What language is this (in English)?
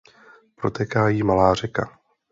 Czech